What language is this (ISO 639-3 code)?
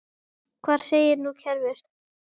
isl